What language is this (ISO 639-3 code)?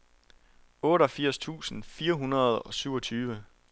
dan